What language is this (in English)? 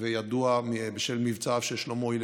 Hebrew